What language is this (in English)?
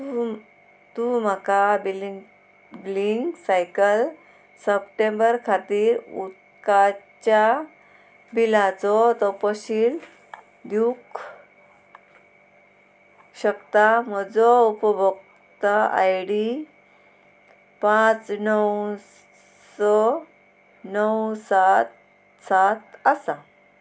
Konkani